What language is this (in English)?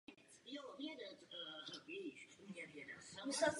Czech